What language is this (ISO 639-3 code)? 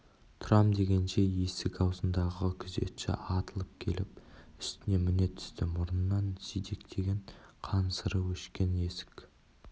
kaz